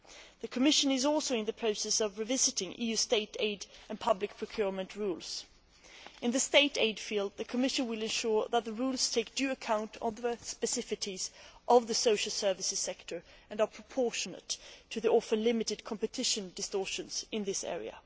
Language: English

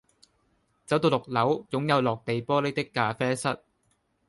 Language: Cantonese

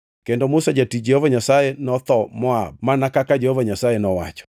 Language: Luo (Kenya and Tanzania)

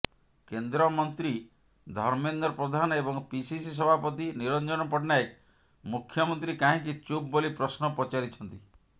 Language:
Odia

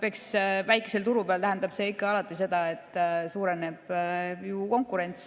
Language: Estonian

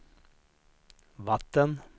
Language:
Swedish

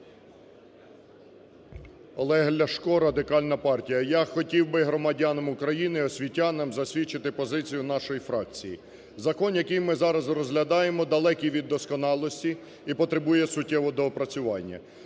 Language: Ukrainian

